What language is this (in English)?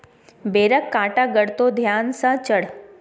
Maithili